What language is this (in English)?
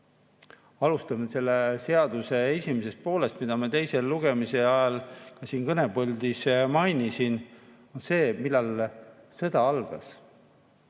Estonian